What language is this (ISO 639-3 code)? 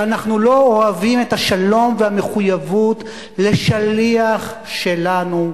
heb